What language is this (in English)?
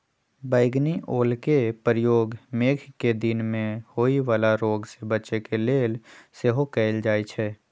Magahi